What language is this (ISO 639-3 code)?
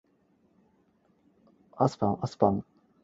yue